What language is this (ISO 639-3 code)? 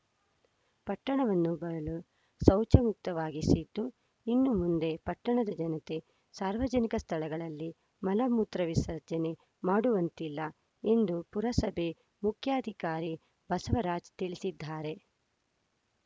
kan